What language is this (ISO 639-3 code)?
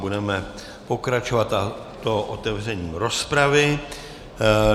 ces